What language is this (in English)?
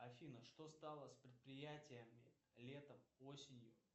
Russian